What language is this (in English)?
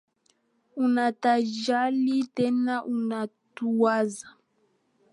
Swahili